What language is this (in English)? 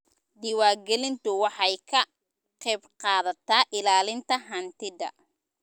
Somali